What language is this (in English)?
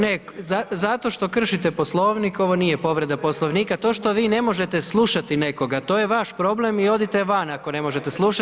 Croatian